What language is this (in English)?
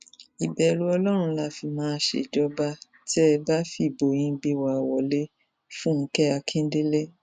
Yoruba